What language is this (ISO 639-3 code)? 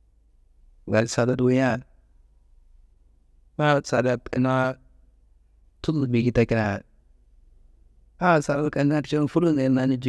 kbl